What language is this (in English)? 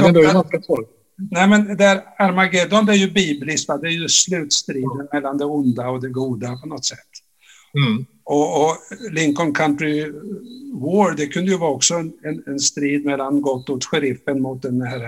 Swedish